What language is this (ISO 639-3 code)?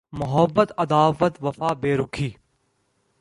urd